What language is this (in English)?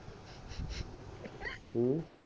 Punjabi